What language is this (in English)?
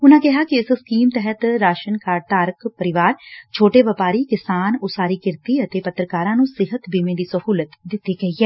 Punjabi